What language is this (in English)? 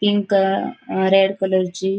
Konkani